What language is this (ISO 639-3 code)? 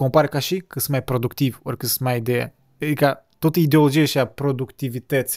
ron